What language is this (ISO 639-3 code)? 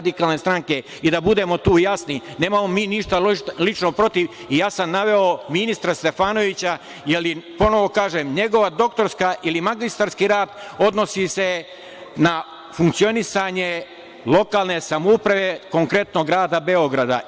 srp